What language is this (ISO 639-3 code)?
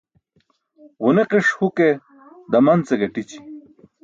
bsk